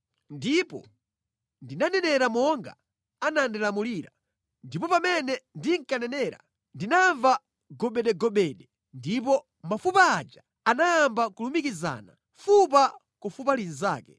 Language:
Nyanja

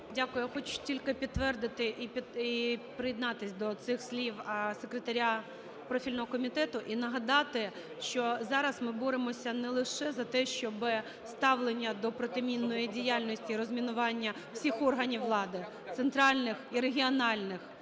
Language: Ukrainian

